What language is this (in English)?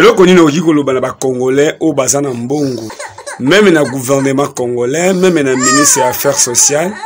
French